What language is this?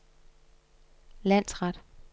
Danish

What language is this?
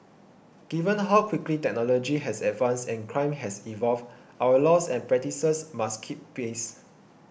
English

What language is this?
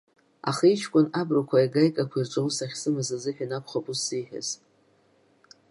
Abkhazian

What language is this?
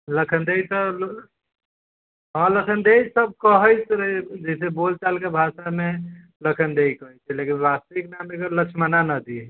Maithili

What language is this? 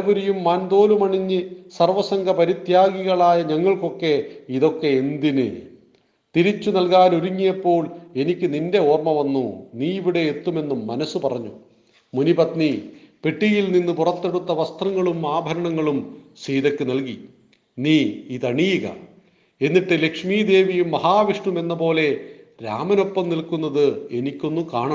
Malayalam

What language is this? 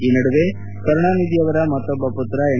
Kannada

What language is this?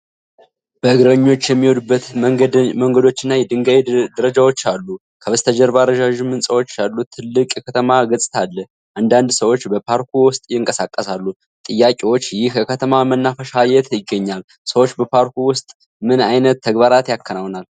Amharic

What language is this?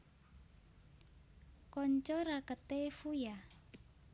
Javanese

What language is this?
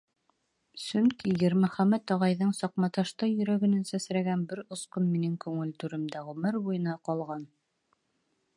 Bashkir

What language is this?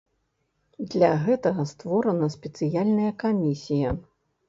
Belarusian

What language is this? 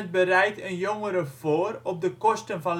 Dutch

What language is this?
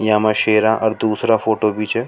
Rajasthani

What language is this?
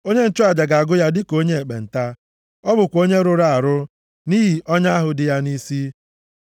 Igbo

